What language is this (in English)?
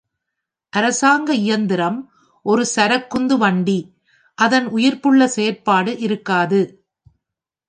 Tamil